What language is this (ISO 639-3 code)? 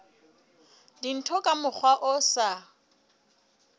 sot